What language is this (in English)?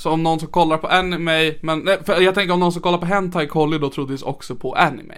Swedish